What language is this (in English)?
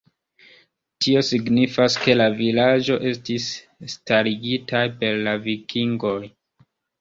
Esperanto